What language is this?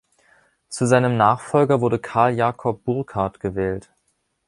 German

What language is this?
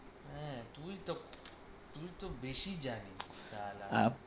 Bangla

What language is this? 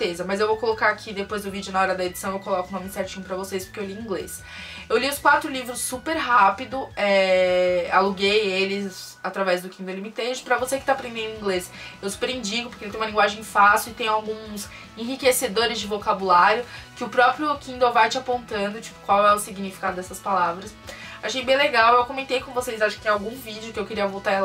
Portuguese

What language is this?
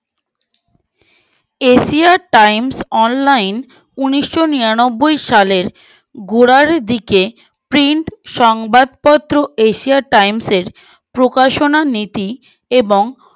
Bangla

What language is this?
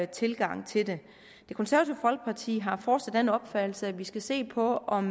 Danish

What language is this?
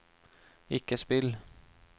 Norwegian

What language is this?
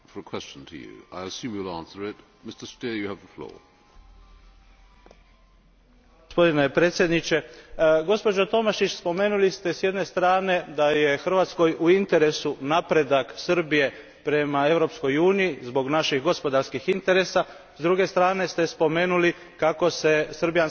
Croatian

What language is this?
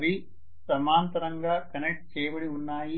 Telugu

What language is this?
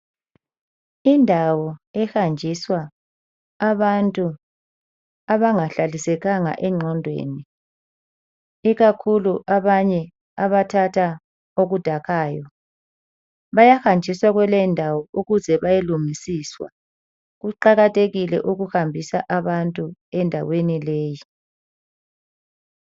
North Ndebele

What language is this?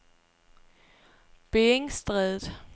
Danish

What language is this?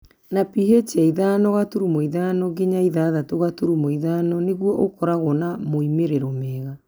Kikuyu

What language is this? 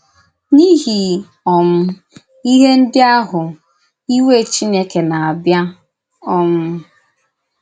Igbo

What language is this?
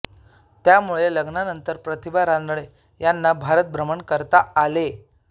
Marathi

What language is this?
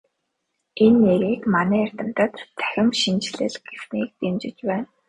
Mongolian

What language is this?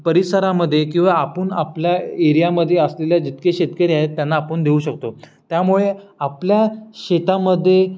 Marathi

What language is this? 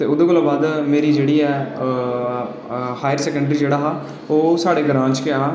Dogri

